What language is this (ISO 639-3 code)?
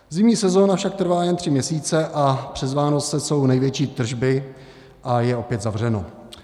ces